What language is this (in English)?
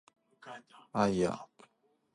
Japanese